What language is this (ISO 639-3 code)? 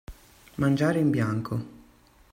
ita